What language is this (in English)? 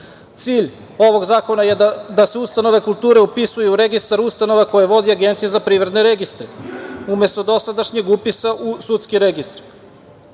Serbian